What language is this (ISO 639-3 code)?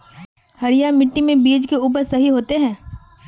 mag